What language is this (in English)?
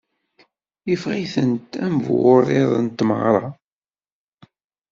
Kabyle